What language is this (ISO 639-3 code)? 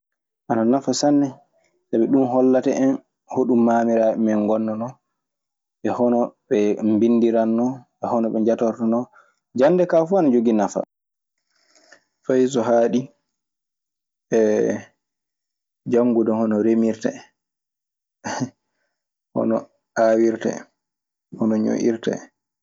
ffm